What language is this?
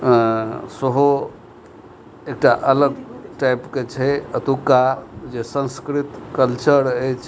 Maithili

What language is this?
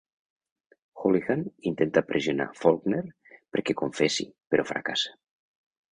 Catalan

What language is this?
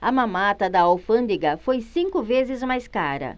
Portuguese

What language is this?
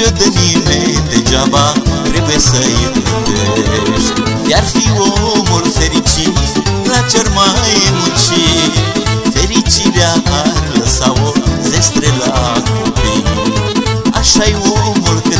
Romanian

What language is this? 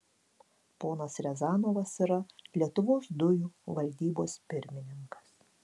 Lithuanian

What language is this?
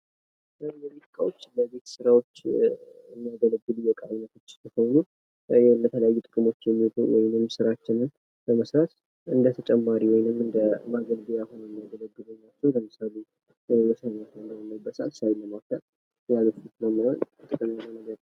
Amharic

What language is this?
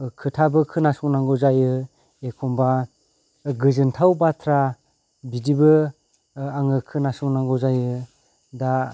Bodo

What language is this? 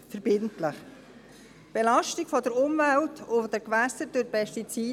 Swiss German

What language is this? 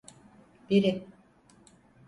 Turkish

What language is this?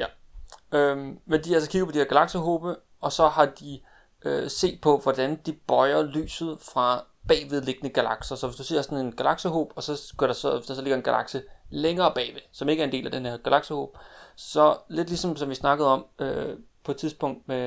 Danish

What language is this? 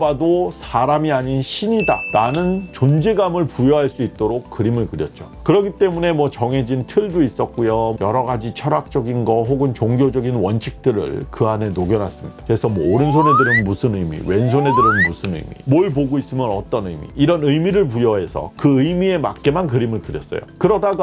Korean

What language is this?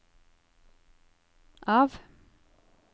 Norwegian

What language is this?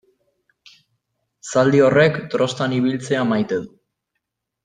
Basque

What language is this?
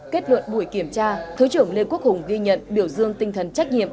Vietnamese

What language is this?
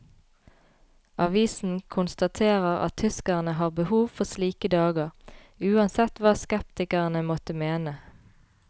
Norwegian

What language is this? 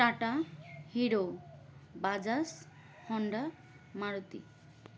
Bangla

